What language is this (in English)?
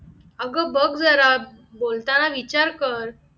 Marathi